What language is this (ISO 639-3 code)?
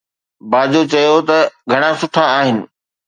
snd